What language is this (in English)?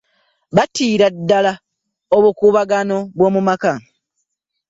Ganda